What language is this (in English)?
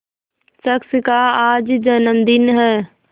Hindi